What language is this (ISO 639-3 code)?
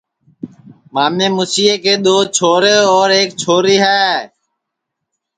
ssi